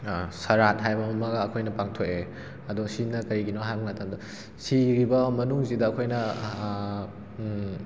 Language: Manipuri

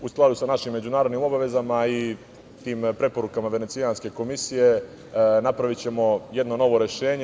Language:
Serbian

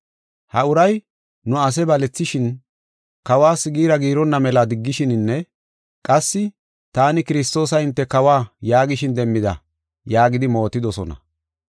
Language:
Gofa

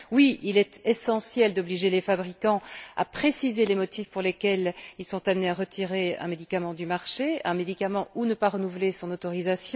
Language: French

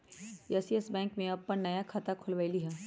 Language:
Magahi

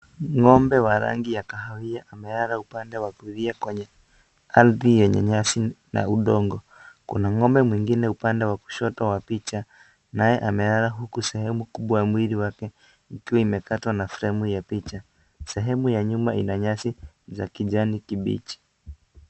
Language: Swahili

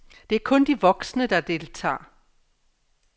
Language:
Danish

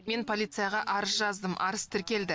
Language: Kazakh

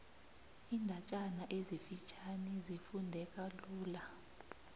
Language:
South Ndebele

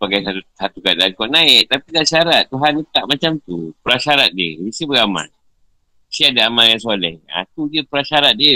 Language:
Malay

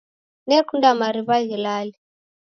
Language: Taita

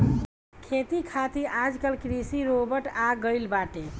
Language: Bhojpuri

